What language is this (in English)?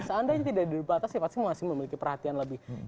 Indonesian